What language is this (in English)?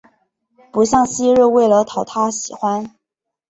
Chinese